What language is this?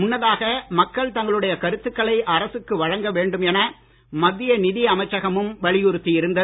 Tamil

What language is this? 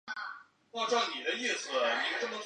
Chinese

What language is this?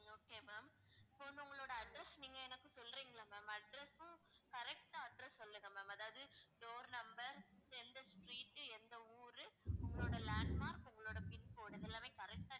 Tamil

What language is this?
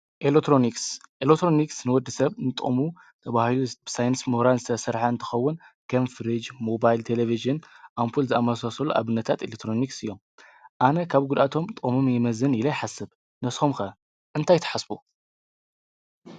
Tigrinya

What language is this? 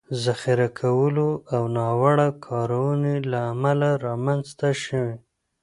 Pashto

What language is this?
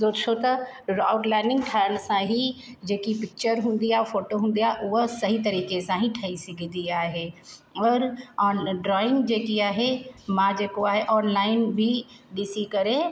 Sindhi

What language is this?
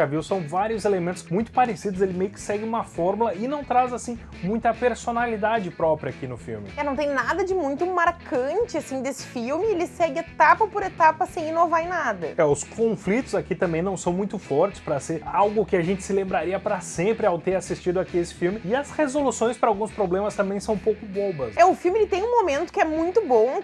Portuguese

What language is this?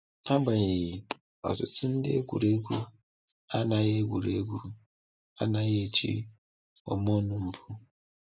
Igbo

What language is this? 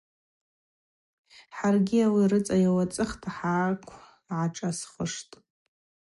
Abaza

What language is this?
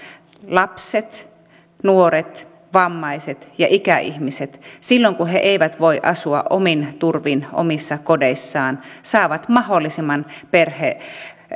Finnish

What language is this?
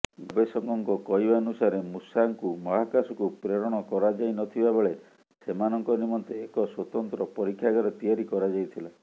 Odia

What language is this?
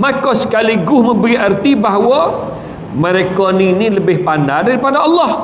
Malay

